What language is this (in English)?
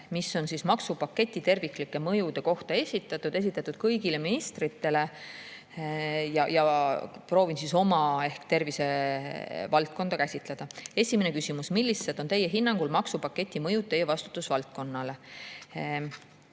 Estonian